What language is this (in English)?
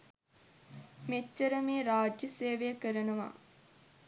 Sinhala